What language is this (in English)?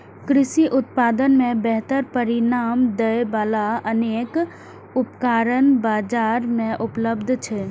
Maithili